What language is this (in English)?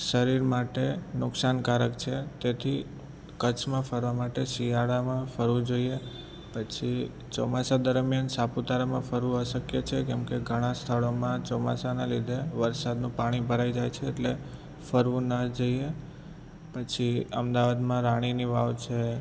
Gujarati